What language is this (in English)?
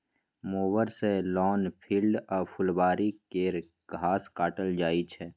Maithili